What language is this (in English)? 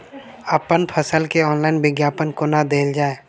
Maithili